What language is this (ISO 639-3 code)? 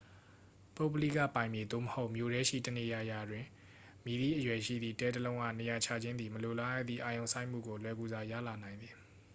mya